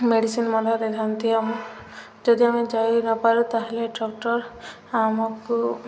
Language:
Odia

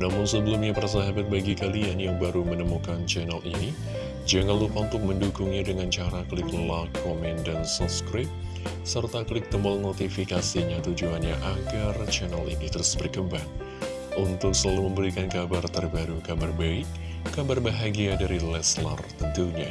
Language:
Indonesian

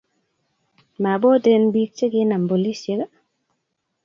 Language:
Kalenjin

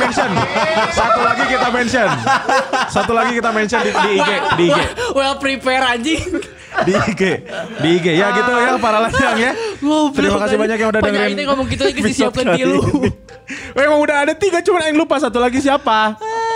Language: Indonesian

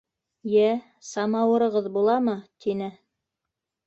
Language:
Bashkir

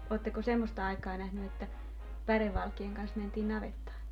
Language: Finnish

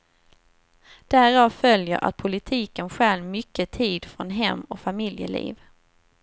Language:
Swedish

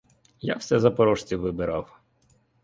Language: Ukrainian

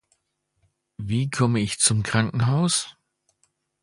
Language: German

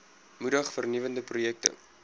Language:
Afrikaans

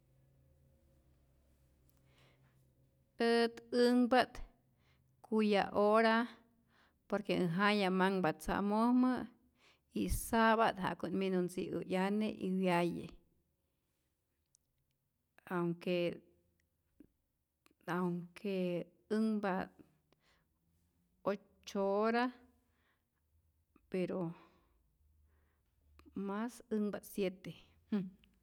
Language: Rayón Zoque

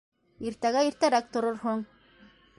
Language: Bashkir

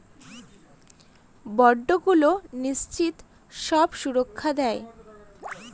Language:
Bangla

